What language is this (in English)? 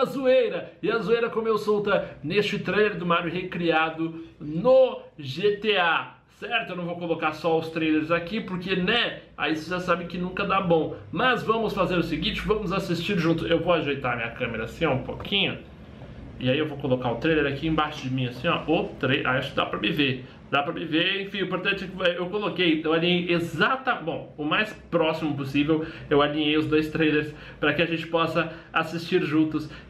Portuguese